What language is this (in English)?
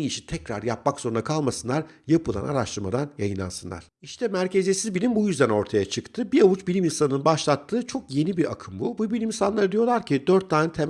Turkish